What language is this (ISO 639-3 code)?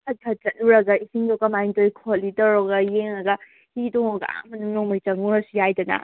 mni